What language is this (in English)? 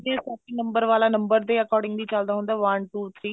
Punjabi